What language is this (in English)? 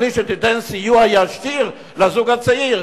Hebrew